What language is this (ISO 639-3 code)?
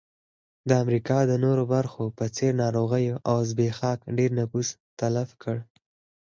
pus